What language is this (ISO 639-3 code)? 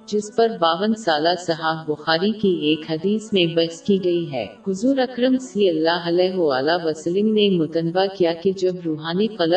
urd